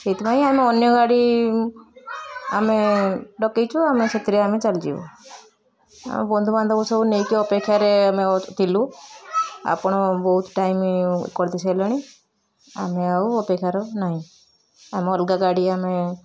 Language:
Odia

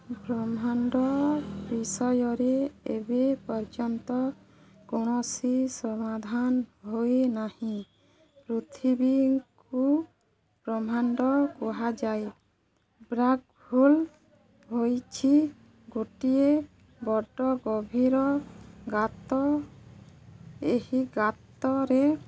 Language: Odia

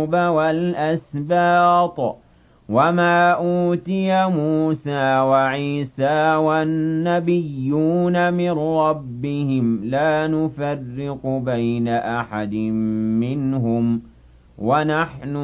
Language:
Arabic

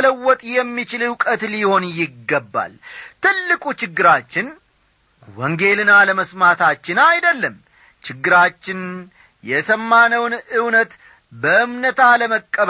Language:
Amharic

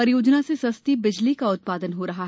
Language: Hindi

